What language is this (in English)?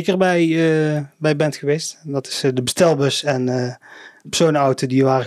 Dutch